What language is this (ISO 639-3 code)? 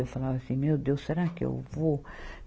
por